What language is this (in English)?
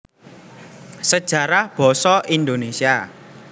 Javanese